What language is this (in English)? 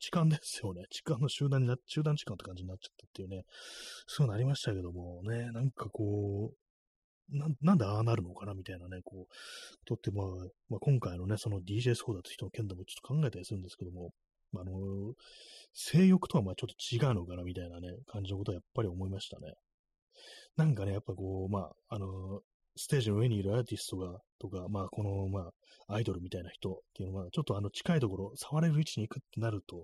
Japanese